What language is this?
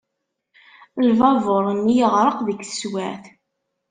Kabyle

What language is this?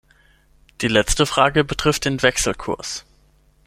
German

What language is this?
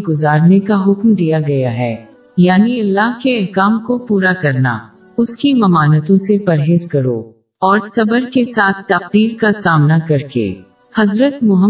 Urdu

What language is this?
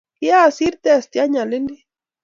Kalenjin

